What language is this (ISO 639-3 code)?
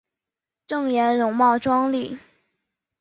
zho